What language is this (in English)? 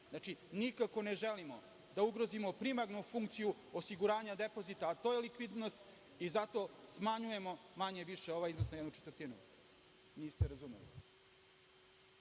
Serbian